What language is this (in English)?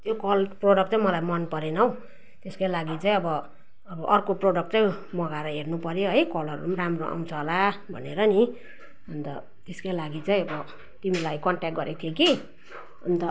Nepali